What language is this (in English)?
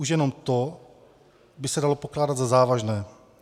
Czech